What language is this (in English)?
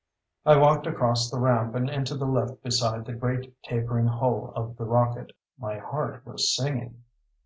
English